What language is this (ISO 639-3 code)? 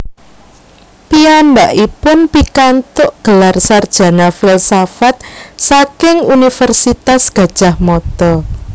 jav